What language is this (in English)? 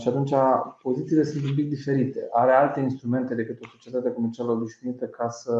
Romanian